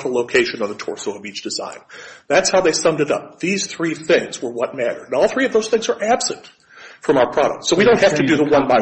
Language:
English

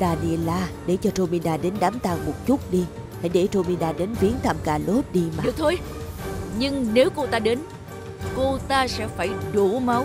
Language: Vietnamese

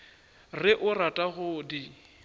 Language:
Northern Sotho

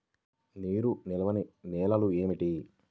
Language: Telugu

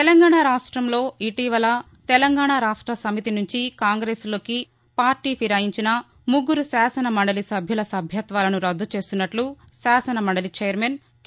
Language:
Telugu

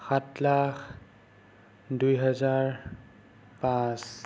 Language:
Assamese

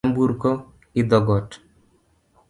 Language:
Luo (Kenya and Tanzania)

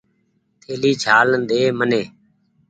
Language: Goaria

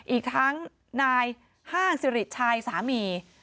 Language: Thai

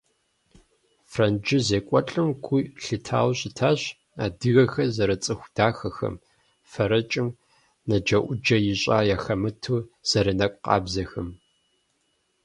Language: Kabardian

